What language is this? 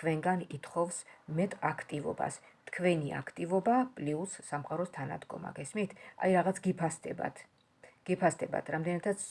Georgian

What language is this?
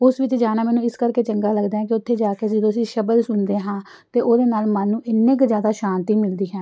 Punjabi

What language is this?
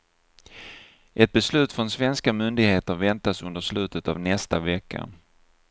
Swedish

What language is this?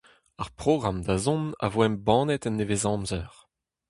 Breton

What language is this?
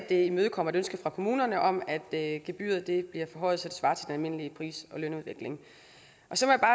Danish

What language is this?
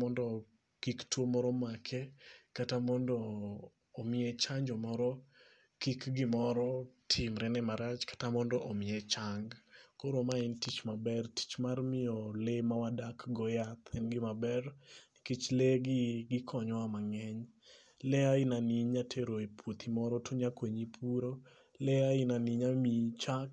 Luo (Kenya and Tanzania)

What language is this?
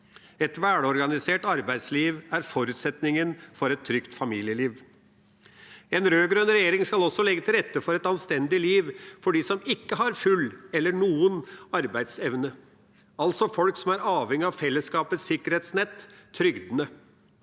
Norwegian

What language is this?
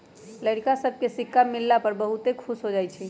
Magahi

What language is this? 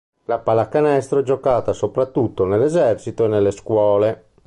Italian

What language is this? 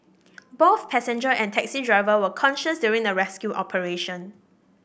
English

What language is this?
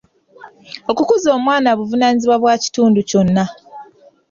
Ganda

